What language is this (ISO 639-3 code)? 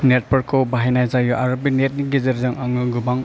brx